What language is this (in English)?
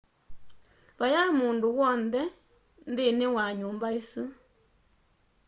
Kamba